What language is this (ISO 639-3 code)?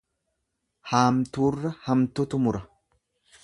orm